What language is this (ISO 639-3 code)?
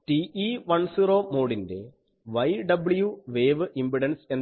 mal